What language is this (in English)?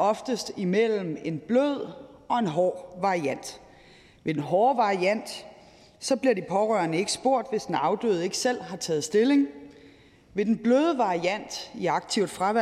Danish